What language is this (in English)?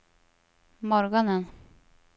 Swedish